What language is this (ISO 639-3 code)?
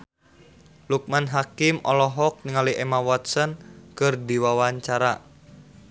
sun